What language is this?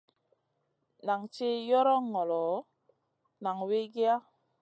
Masana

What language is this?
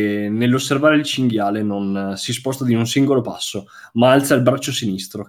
Italian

